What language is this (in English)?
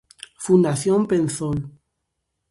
Galician